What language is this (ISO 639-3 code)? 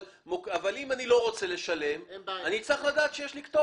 heb